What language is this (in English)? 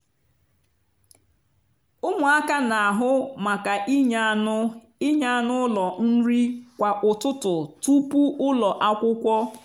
Igbo